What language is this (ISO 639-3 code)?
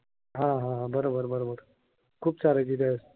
mar